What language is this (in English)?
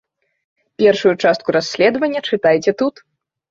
Belarusian